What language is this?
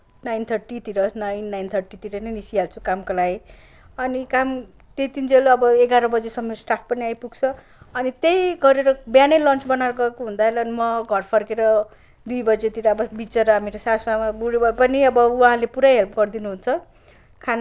Nepali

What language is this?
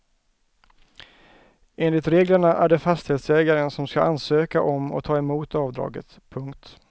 Swedish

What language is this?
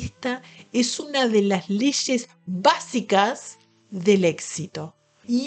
Spanish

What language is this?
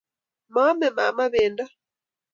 Kalenjin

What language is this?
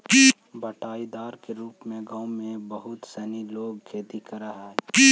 Magahi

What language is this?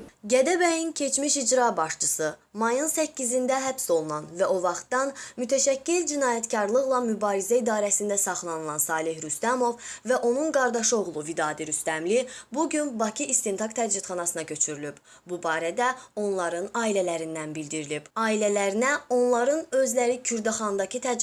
Azerbaijani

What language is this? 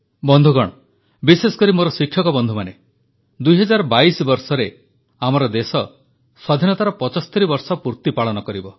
Odia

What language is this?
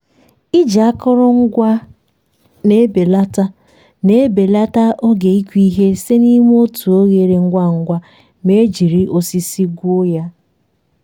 Igbo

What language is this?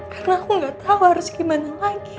Indonesian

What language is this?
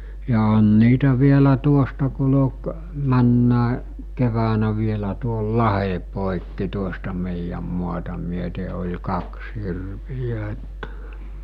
Finnish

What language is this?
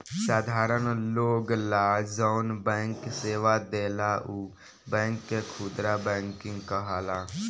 Bhojpuri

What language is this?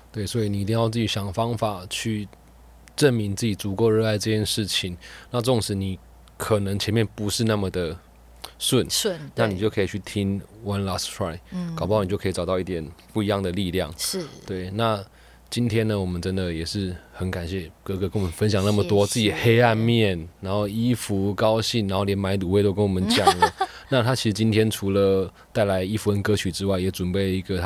Chinese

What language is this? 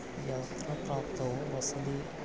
Sanskrit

